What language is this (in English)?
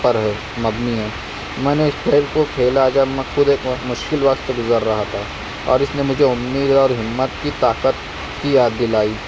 Urdu